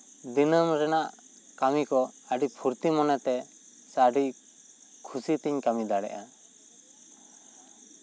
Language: Santali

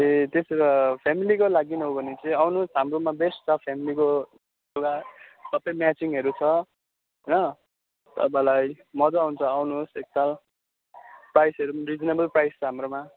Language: Nepali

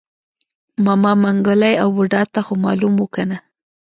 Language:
Pashto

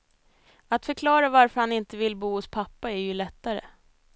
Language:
Swedish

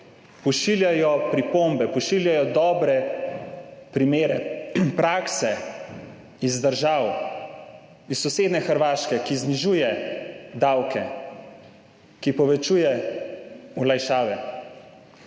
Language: Slovenian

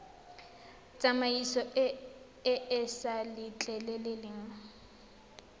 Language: Tswana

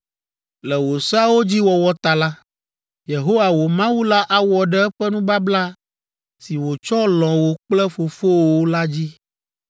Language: Ewe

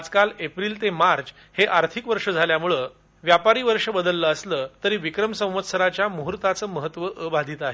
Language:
Marathi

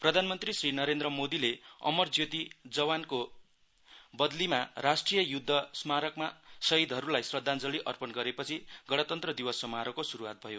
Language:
Nepali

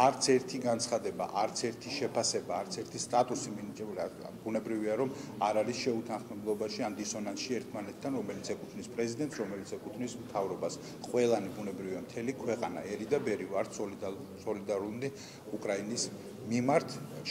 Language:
Romanian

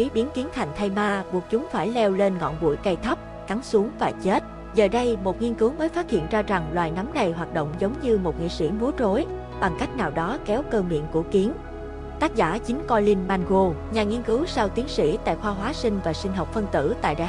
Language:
Vietnamese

